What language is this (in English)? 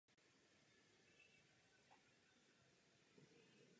Czech